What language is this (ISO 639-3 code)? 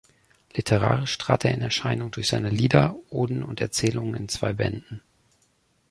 deu